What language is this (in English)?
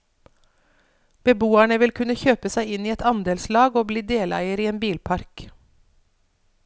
Norwegian